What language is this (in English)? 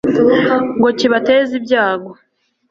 Kinyarwanda